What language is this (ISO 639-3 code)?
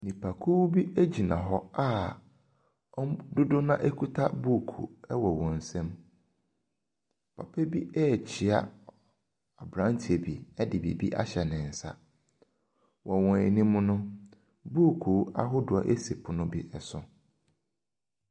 aka